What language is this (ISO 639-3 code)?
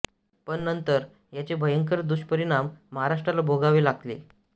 mar